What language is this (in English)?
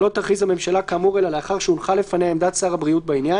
Hebrew